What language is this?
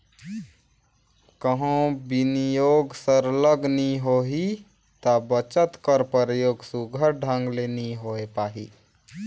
Chhattisgarhi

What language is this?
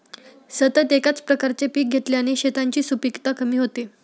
Marathi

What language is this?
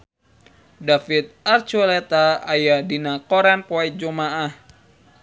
Sundanese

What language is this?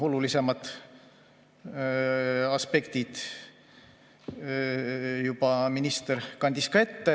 Estonian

